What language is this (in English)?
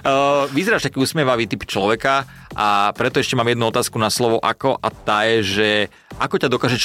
Slovak